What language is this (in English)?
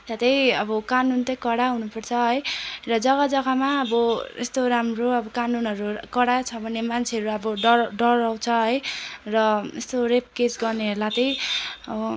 Nepali